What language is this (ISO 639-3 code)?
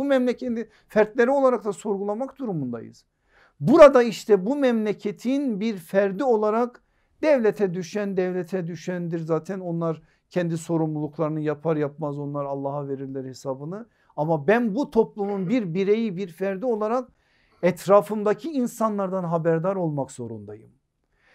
tur